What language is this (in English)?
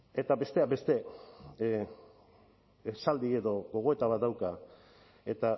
Basque